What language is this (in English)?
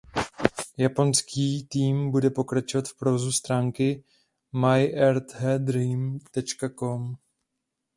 Czech